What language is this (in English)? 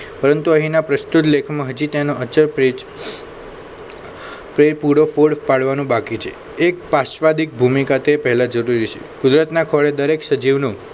Gujarati